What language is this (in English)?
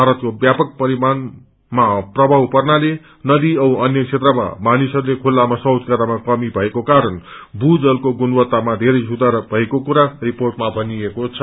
Nepali